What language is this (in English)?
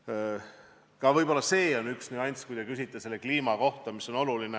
Estonian